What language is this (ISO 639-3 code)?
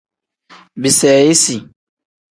kdh